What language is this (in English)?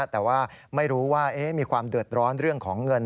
Thai